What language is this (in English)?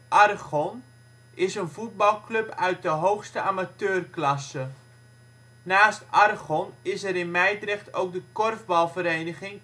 Dutch